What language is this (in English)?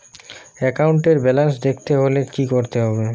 Bangla